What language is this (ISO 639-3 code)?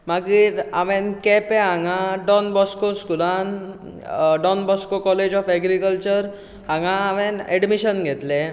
kok